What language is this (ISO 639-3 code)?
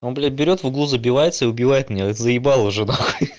rus